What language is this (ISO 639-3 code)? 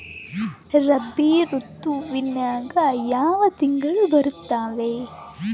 kan